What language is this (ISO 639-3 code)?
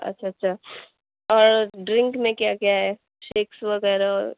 urd